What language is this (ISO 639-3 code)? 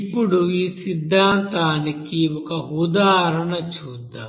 tel